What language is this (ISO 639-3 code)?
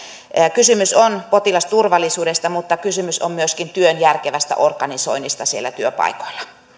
fin